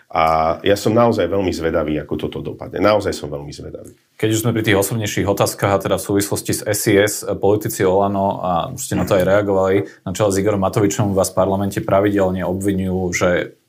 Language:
Slovak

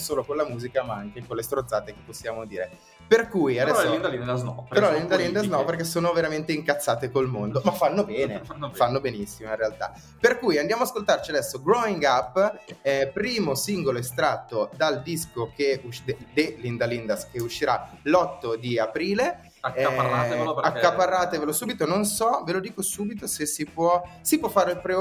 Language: Italian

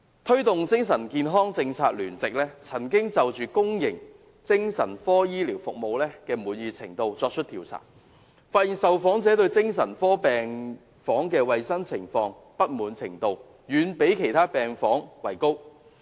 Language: Cantonese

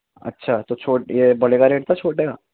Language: Urdu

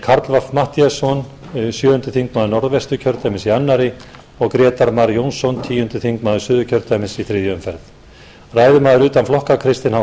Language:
Icelandic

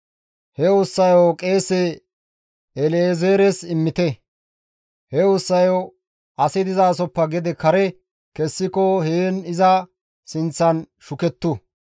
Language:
Gamo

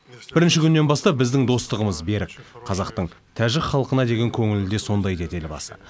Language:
Kazakh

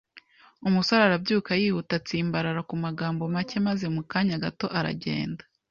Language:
Kinyarwanda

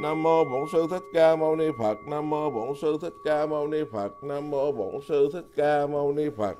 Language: Vietnamese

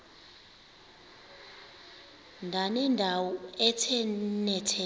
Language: Xhosa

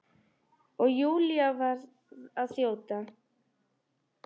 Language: Icelandic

